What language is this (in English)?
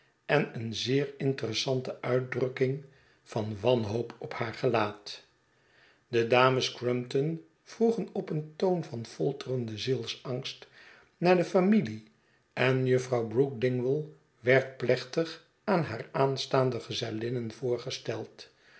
Dutch